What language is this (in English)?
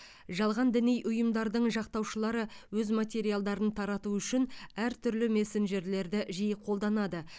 Kazakh